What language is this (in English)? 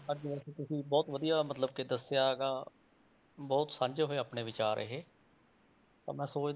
Punjabi